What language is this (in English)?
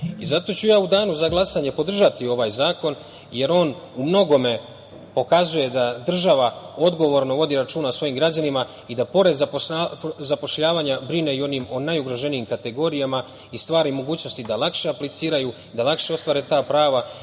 Serbian